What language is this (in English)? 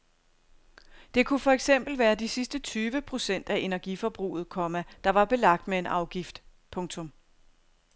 Danish